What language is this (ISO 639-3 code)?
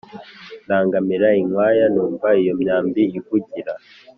kin